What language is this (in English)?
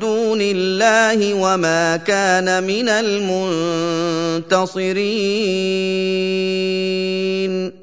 Arabic